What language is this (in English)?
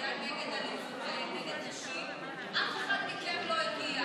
Hebrew